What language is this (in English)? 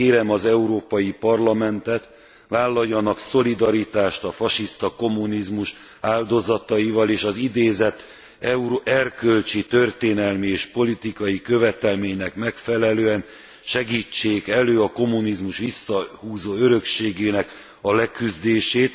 Hungarian